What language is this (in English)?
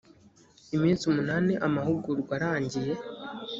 Kinyarwanda